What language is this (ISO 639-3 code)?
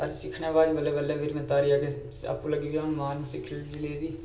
doi